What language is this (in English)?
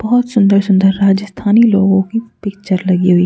Hindi